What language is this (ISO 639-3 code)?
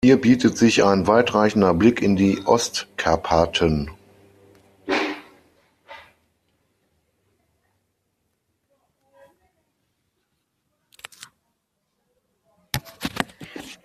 deu